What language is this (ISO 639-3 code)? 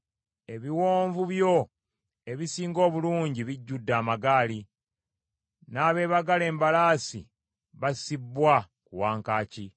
lug